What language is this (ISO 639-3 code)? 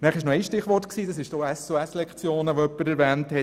gsw